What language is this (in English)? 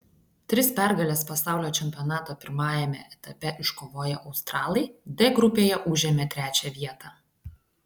Lithuanian